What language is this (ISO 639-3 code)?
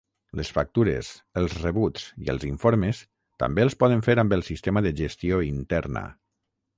cat